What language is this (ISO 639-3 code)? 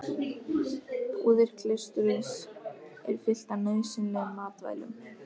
isl